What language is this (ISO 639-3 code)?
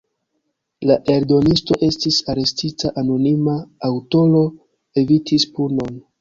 epo